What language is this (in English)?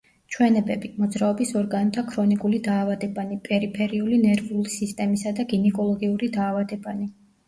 Georgian